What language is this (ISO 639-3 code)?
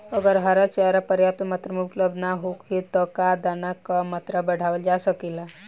bho